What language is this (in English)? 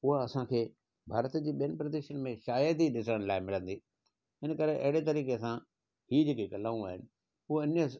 Sindhi